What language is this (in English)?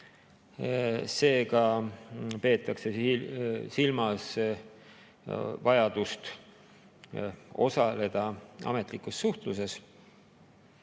Estonian